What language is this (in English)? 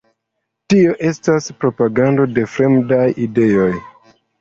Esperanto